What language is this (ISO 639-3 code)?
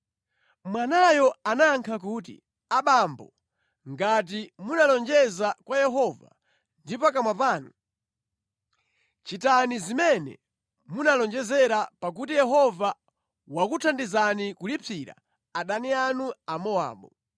nya